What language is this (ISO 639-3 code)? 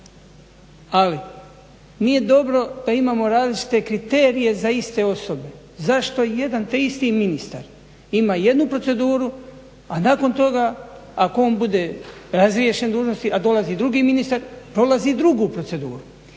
hrv